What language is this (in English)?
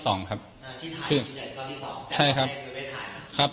Thai